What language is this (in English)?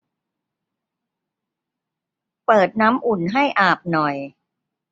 Thai